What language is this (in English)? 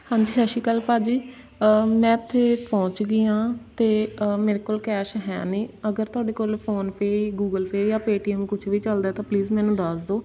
Punjabi